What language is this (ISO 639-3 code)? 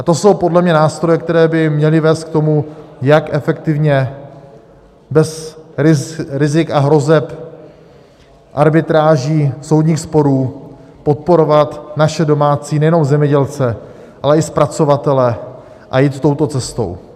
ces